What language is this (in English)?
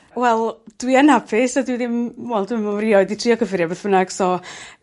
Welsh